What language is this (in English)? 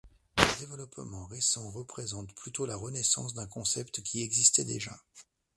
French